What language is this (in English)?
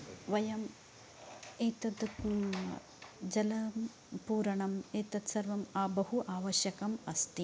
Sanskrit